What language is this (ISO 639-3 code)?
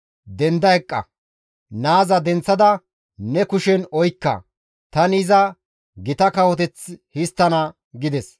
gmv